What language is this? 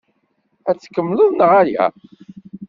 Kabyle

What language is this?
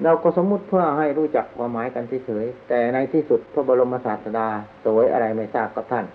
Thai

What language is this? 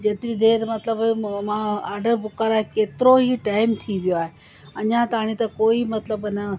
Sindhi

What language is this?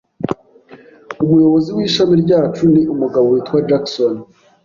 Kinyarwanda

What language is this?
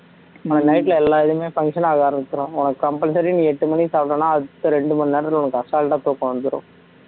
Tamil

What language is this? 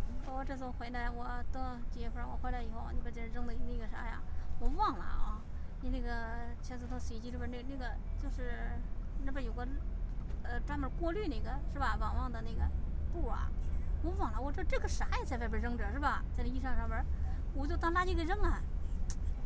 Chinese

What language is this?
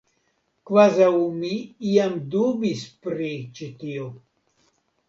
Esperanto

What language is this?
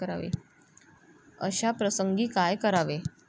Marathi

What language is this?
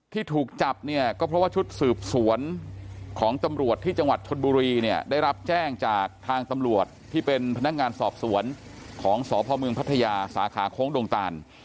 Thai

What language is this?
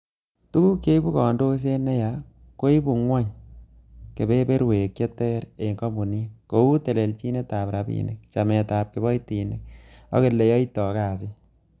Kalenjin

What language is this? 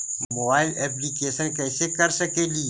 Magahi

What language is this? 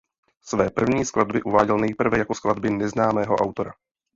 Czech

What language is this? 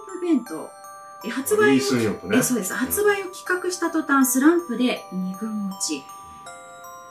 Japanese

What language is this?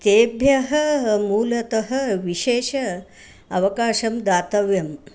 Sanskrit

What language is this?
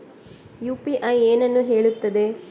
Kannada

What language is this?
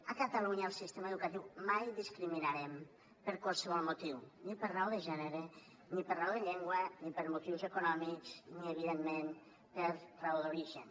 Catalan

